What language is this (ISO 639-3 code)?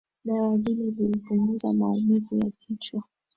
swa